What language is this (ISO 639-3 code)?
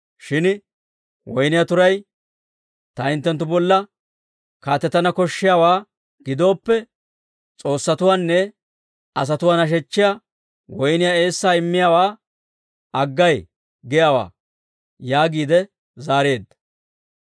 dwr